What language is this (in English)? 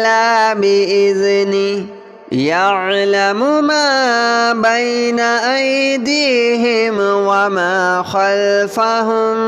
Arabic